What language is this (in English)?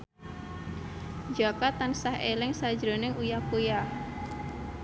Javanese